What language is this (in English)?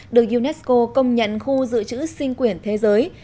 Vietnamese